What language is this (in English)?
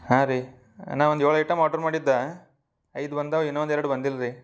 Kannada